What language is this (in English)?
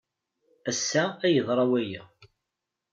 Kabyle